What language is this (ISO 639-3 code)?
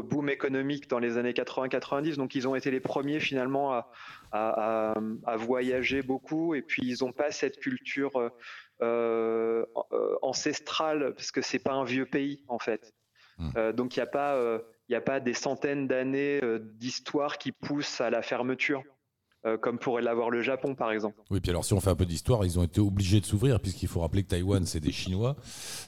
fra